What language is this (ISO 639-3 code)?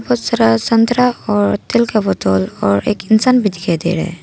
hin